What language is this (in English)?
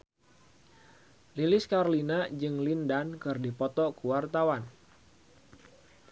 Sundanese